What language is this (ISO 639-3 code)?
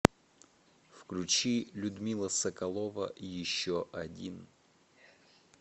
rus